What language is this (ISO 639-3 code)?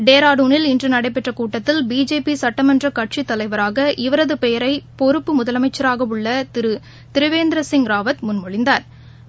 tam